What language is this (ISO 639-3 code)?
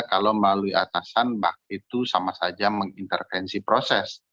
ind